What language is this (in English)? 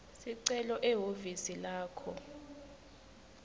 Swati